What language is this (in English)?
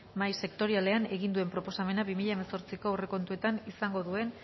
Basque